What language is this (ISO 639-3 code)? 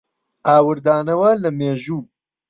ckb